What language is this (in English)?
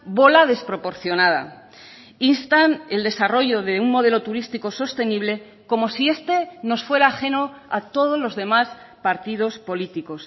Spanish